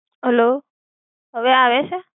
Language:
Gujarati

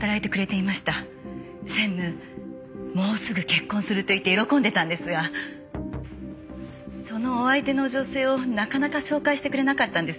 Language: Japanese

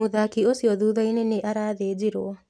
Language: Kikuyu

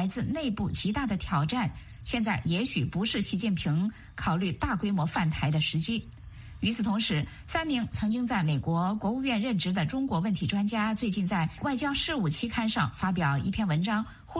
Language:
Chinese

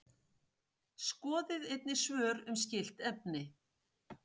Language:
Icelandic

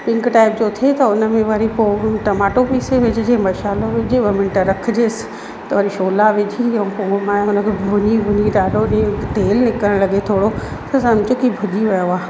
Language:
Sindhi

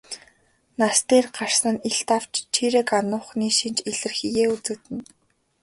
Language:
Mongolian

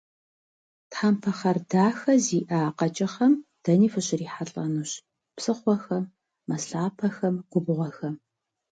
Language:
Kabardian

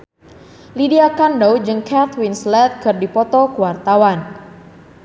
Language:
Sundanese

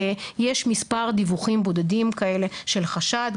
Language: Hebrew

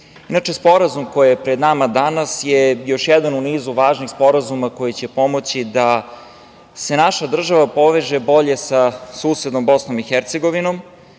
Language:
Serbian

